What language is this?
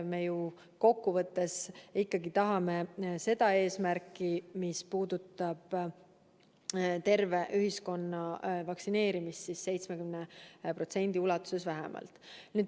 Estonian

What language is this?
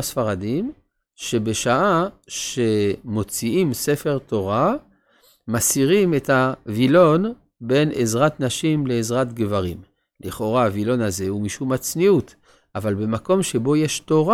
Hebrew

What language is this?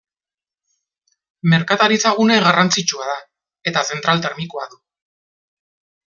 Basque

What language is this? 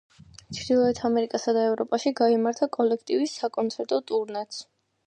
Georgian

